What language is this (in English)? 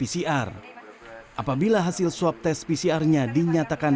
Indonesian